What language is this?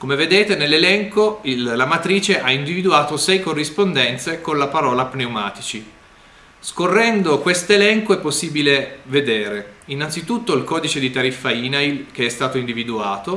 Italian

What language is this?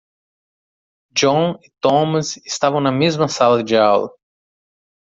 Portuguese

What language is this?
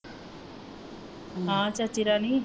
Punjabi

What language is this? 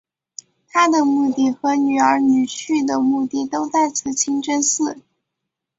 Chinese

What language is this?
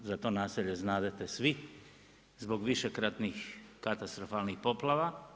Croatian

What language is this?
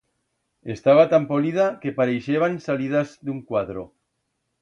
Aragonese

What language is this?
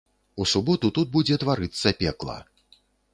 Belarusian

